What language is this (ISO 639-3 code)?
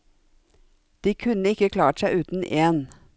nor